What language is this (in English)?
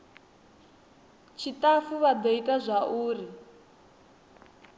Venda